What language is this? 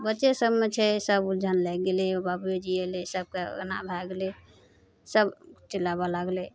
Maithili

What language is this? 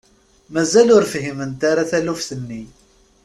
Kabyle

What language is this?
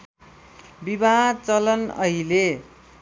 Nepali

